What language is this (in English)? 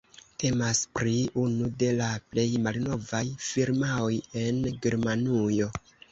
Esperanto